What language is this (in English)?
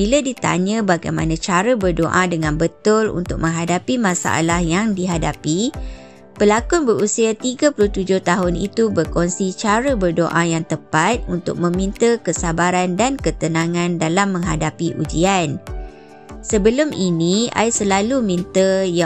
Malay